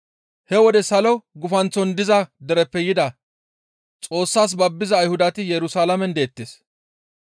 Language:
Gamo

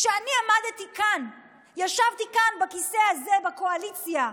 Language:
Hebrew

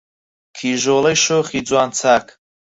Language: Central Kurdish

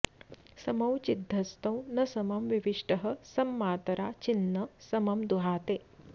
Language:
Sanskrit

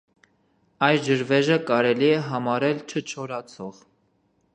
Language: Armenian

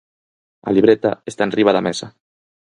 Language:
Galician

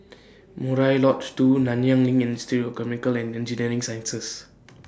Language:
English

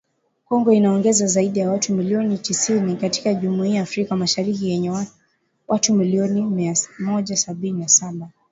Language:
Swahili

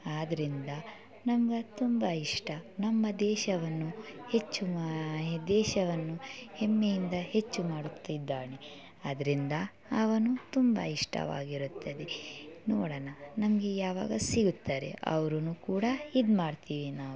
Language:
Kannada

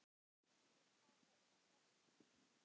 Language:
Icelandic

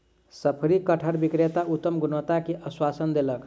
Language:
Maithili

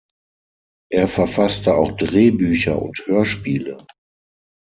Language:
German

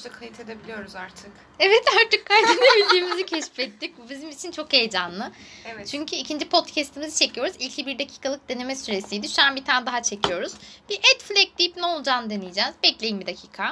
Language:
Turkish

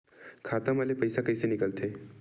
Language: Chhattisgarhi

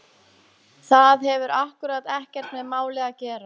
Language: Icelandic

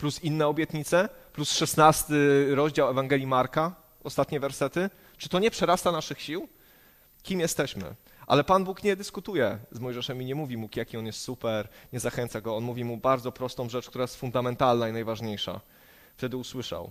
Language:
Polish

